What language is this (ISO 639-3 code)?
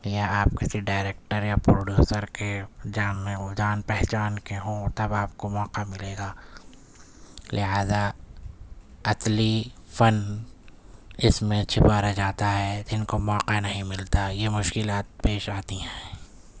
urd